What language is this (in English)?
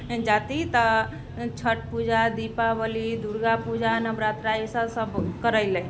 Maithili